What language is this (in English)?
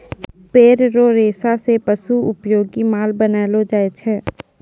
Maithili